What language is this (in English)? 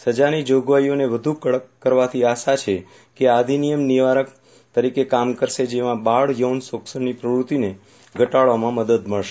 Gujarati